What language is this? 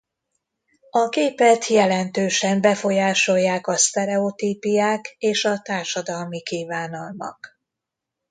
Hungarian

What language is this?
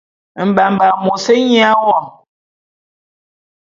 Bulu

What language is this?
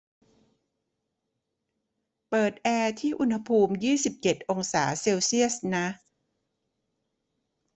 Thai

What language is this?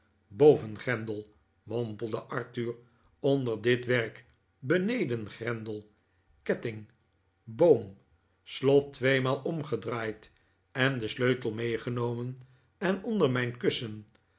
Dutch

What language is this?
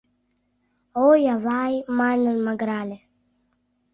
Mari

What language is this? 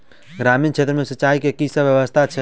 Maithili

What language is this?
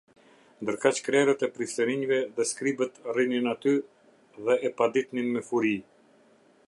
Albanian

